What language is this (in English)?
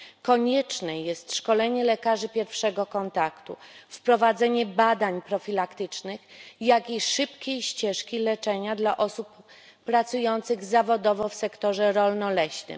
Polish